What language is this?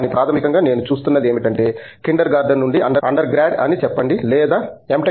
Telugu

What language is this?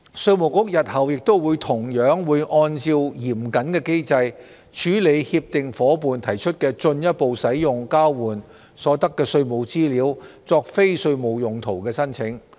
Cantonese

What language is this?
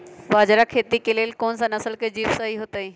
Magahi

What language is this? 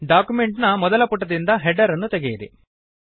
Kannada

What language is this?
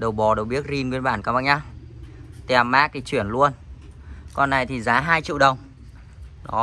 Vietnamese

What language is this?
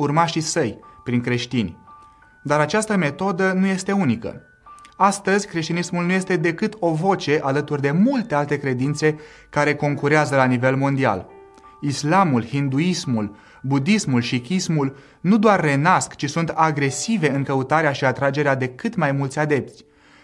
Romanian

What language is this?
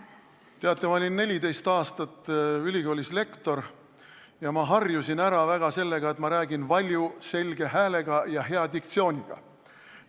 Estonian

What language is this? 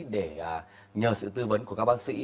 Vietnamese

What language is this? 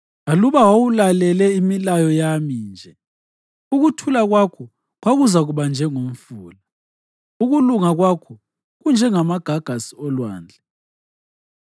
North Ndebele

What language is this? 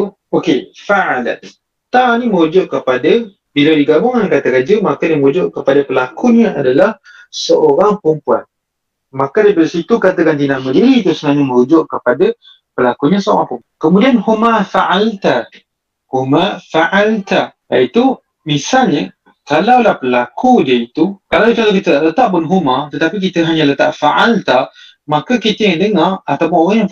Malay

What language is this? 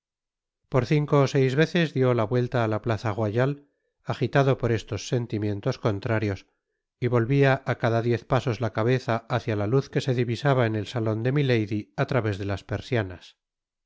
Spanish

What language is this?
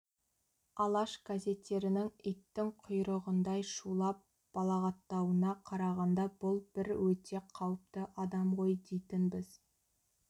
Kazakh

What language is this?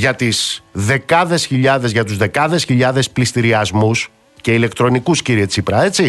Greek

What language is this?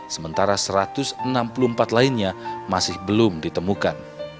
Indonesian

